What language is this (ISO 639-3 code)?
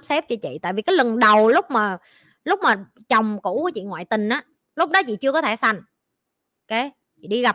vie